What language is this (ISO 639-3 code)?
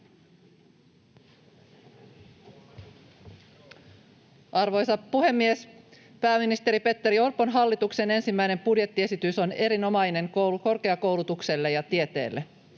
fin